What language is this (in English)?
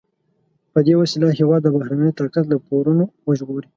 Pashto